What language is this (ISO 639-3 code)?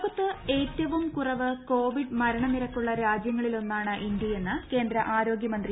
mal